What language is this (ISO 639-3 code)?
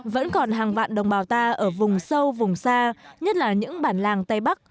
vie